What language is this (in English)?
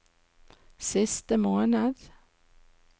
Norwegian